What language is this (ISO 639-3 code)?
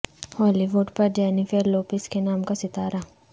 urd